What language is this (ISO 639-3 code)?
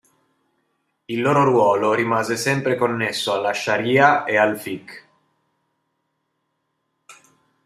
ita